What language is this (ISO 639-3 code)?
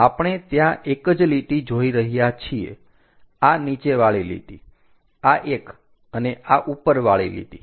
guj